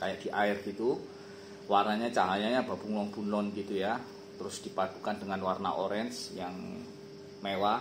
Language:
Indonesian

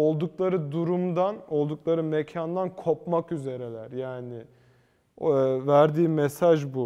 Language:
Turkish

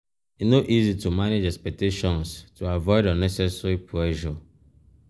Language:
Nigerian Pidgin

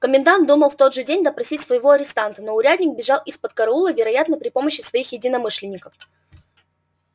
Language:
Russian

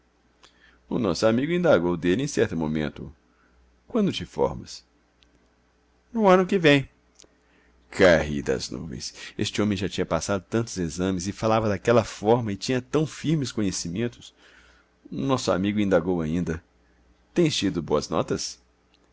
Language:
Portuguese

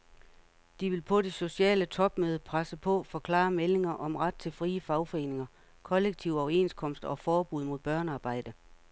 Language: Danish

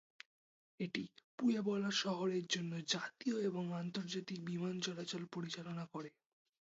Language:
Bangla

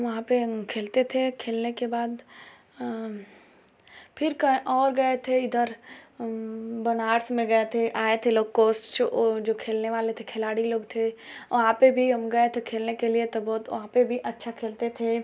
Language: Hindi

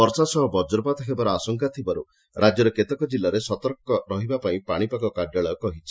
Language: Odia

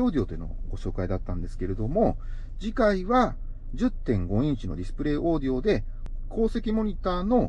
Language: Japanese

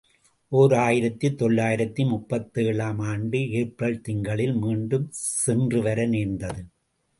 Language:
Tamil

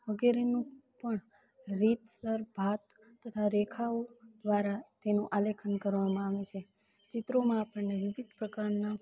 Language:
Gujarati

